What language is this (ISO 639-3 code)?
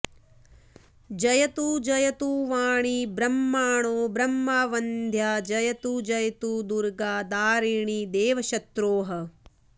san